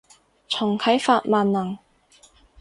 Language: Cantonese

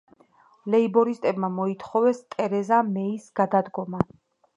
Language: Georgian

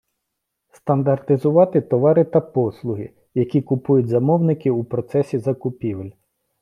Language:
Ukrainian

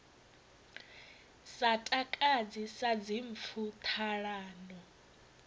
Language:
Venda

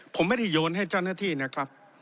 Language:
Thai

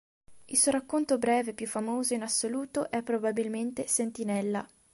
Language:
Italian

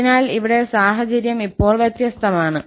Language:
Malayalam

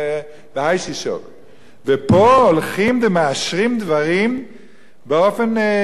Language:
Hebrew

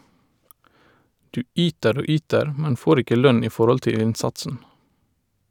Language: Norwegian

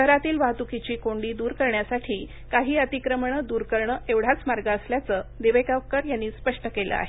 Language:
Marathi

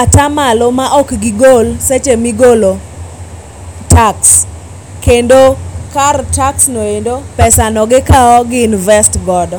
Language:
Luo (Kenya and Tanzania)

